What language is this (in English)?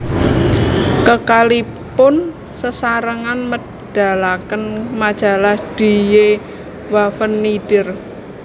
Javanese